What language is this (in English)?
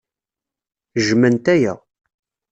Kabyle